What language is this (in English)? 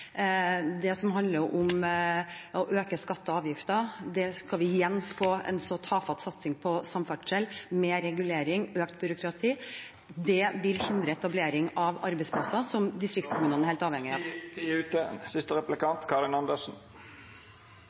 Norwegian